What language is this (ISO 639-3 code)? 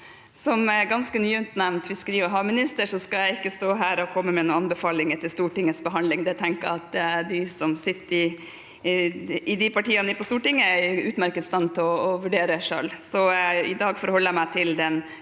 nor